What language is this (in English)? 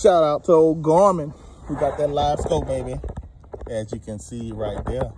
English